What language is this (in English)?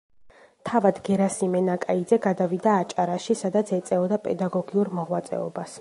Georgian